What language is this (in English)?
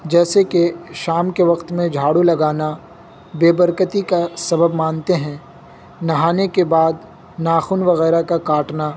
Urdu